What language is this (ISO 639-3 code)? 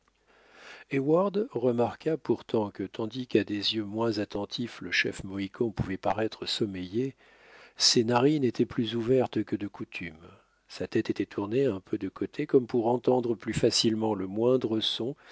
fra